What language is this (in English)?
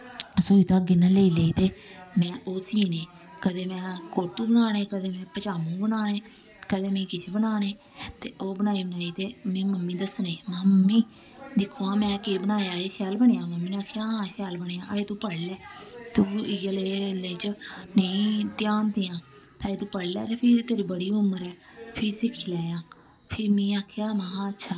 Dogri